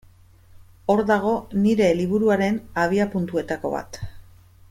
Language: Basque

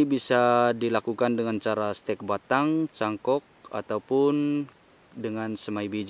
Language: Indonesian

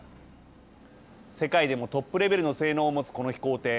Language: Japanese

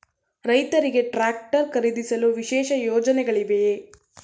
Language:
Kannada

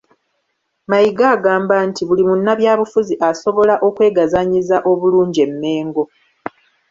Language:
Ganda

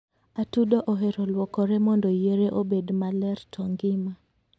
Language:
Luo (Kenya and Tanzania)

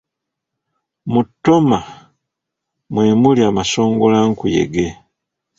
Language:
Ganda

